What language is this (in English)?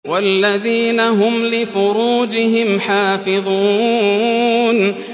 Arabic